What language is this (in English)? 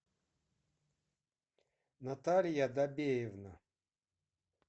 Russian